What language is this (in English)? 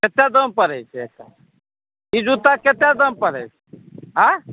Maithili